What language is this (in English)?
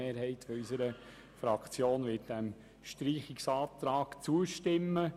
Swiss German